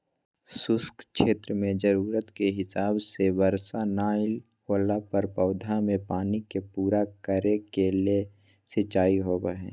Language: Magahi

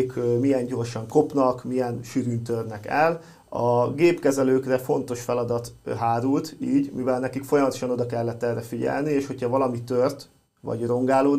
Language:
Hungarian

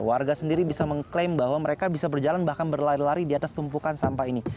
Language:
Indonesian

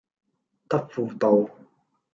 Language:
Cantonese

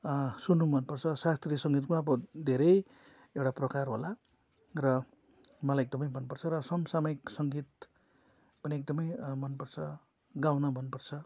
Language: Nepali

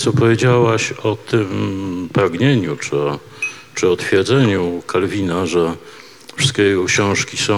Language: Polish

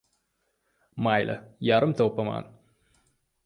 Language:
Uzbek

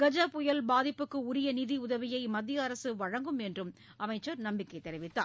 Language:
Tamil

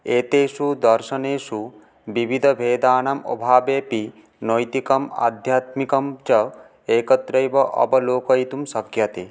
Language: Sanskrit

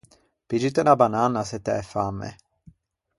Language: Ligurian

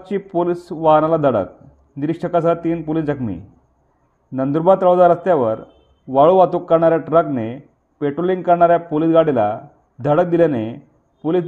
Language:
Marathi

